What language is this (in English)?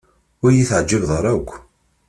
Kabyle